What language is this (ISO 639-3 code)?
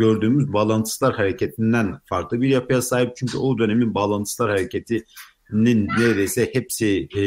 tur